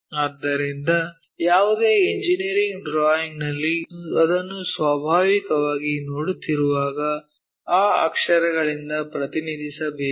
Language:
Kannada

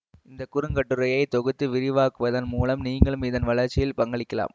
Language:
Tamil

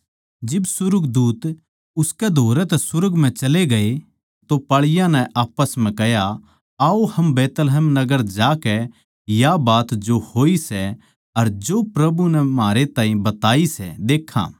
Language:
Haryanvi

